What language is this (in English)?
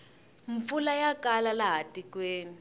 Tsonga